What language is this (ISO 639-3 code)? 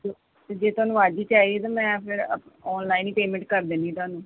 pan